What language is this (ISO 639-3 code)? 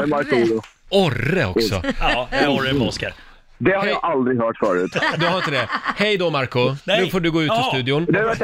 swe